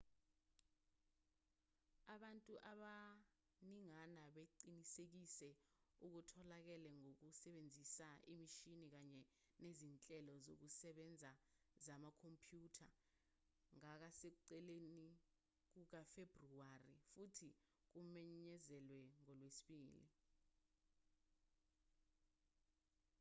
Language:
Zulu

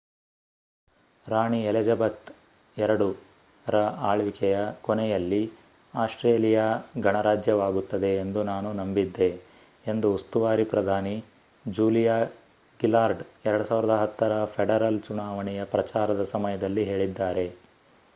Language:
Kannada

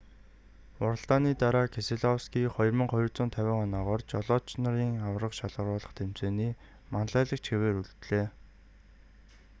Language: Mongolian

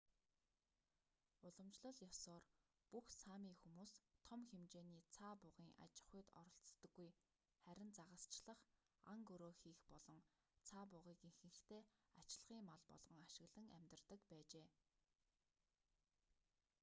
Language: Mongolian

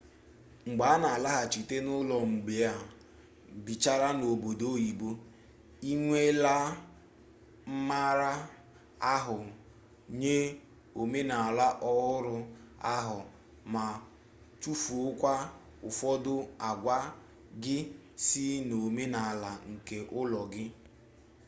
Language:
Igbo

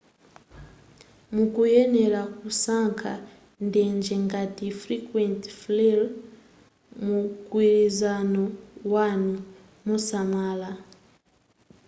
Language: Nyanja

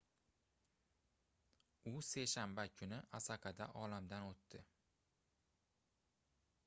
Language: Uzbek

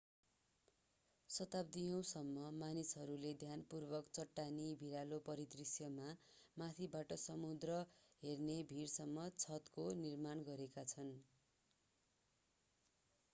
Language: Nepali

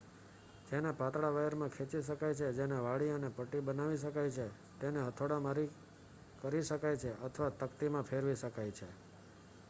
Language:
Gujarati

